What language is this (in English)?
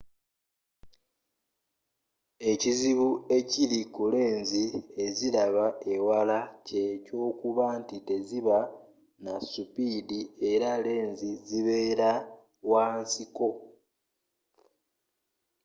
Ganda